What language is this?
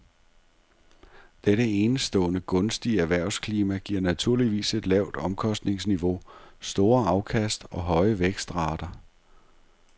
Danish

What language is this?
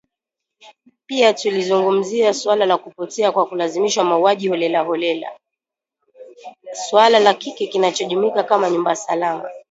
Swahili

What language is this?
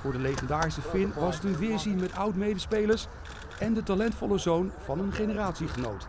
Dutch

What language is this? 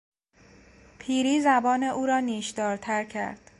Persian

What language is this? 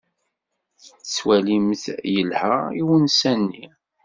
Kabyle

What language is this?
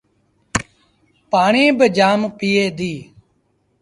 Sindhi Bhil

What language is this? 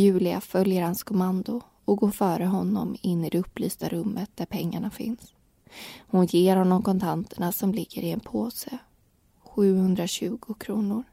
Swedish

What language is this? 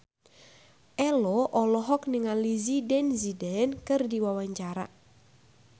Sundanese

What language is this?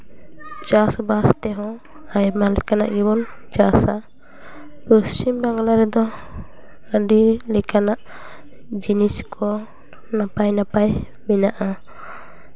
Santali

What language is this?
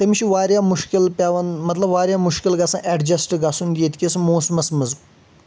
Kashmiri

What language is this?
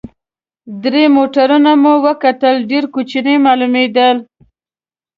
Pashto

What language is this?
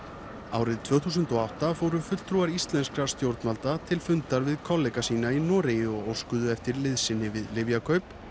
Icelandic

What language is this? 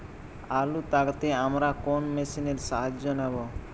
Bangla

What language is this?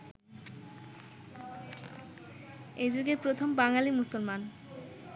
Bangla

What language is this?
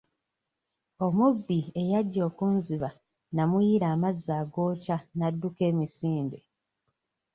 Ganda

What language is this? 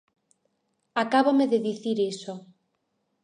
Galician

